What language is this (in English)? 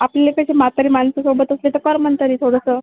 Marathi